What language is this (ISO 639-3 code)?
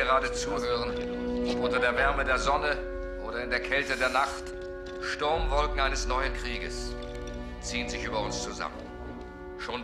deu